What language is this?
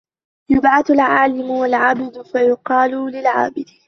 Arabic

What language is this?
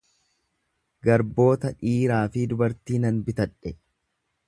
Oromo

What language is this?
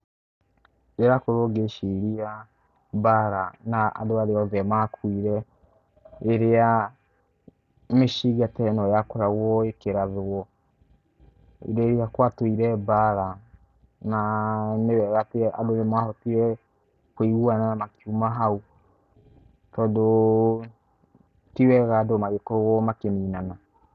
Kikuyu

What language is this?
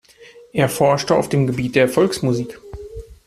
German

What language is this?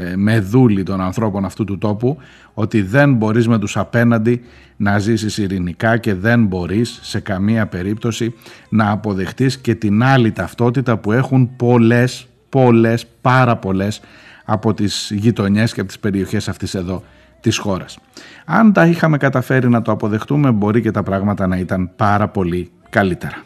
Greek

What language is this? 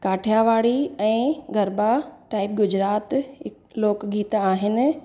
Sindhi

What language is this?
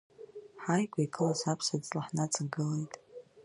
Abkhazian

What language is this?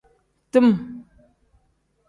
Tem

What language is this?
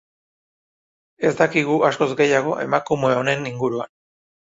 Basque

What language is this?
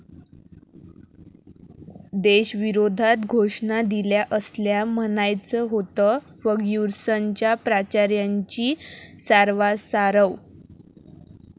Marathi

